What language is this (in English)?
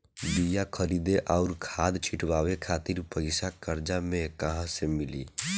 Bhojpuri